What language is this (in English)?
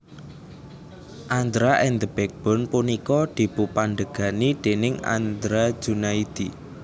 Javanese